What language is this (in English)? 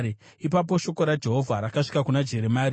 Shona